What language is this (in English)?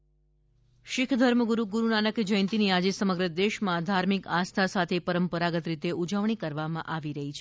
Gujarati